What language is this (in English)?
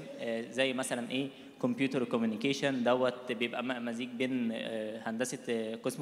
Arabic